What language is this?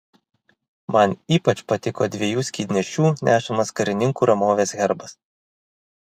Lithuanian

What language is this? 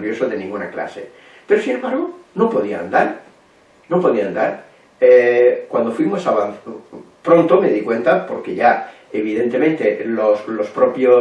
Spanish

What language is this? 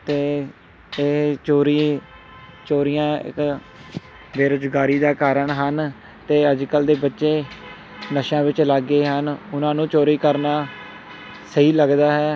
Punjabi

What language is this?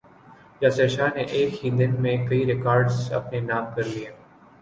Urdu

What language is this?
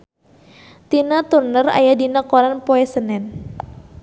Sundanese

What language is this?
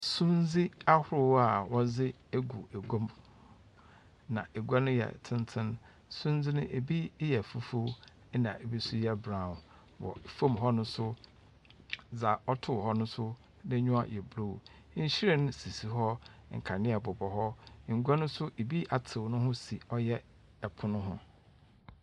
Akan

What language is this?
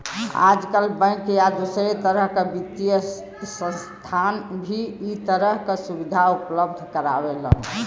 Bhojpuri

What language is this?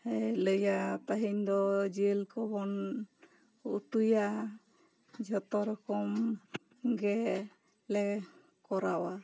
Santali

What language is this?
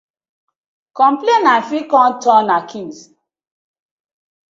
Nigerian Pidgin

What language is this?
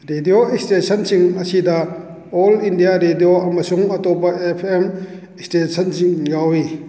Manipuri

